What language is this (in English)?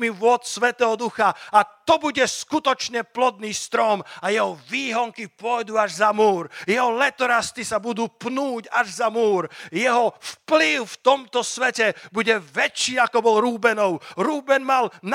Slovak